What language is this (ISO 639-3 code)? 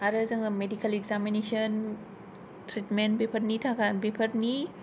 brx